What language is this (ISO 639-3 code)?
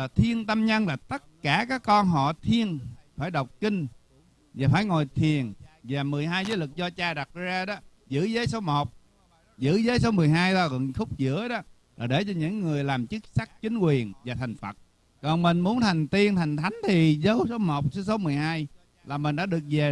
vie